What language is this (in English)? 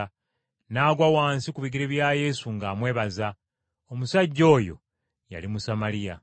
Ganda